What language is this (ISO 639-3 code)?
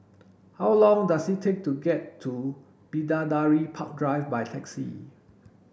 eng